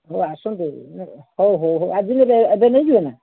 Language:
Odia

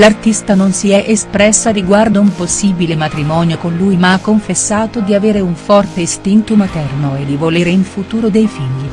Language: Italian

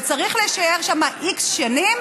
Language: Hebrew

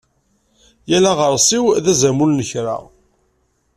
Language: Kabyle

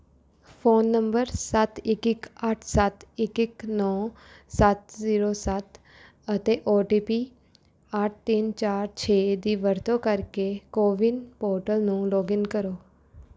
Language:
Punjabi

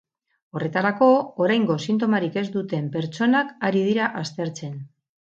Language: Basque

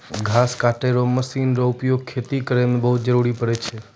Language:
Maithili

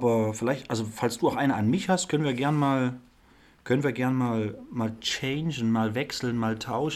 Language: German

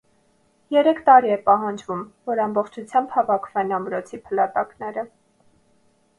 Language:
Armenian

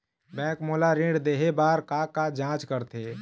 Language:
Chhattisgarhi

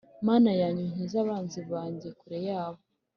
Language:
Kinyarwanda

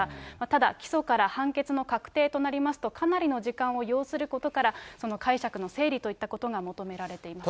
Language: Japanese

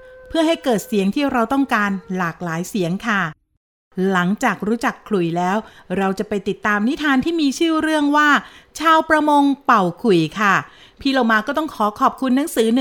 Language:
Thai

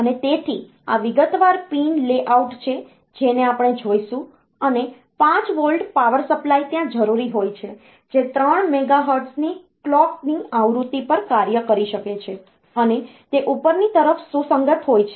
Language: Gujarati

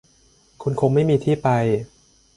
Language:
Thai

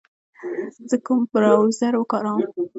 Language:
Pashto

